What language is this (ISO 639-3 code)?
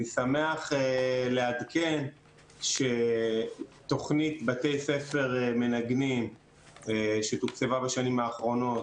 heb